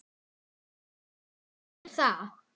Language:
Icelandic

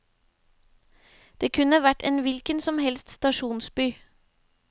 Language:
Norwegian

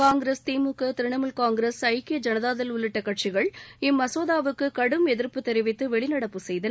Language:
Tamil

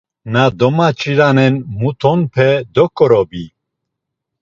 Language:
Laz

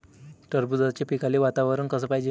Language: Marathi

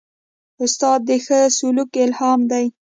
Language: Pashto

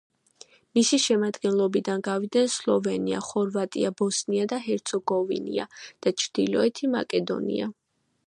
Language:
Georgian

